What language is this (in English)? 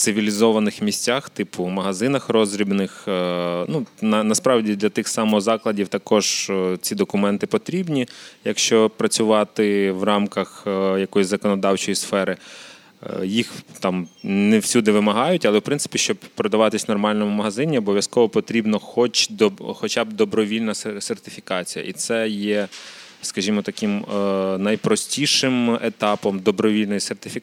Ukrainian